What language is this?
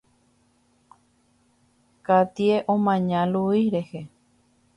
Guarani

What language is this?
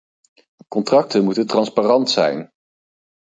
Dutch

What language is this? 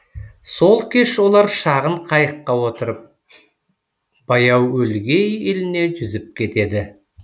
Kazakh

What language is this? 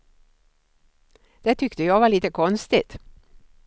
Swedish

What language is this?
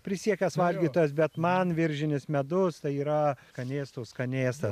Lithuanian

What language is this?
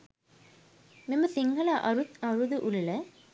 Sinhala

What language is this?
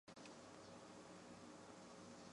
Chinese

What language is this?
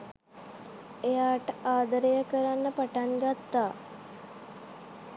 Sinhala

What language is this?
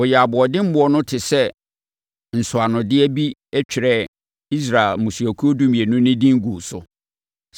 Akan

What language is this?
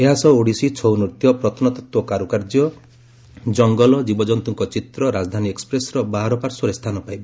Odia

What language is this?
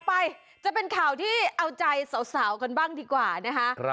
Thai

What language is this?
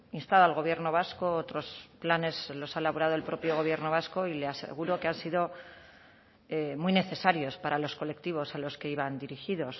Spanish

